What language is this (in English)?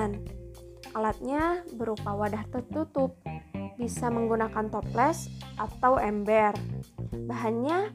Indonesian